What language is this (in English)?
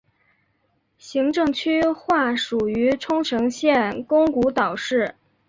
Chinese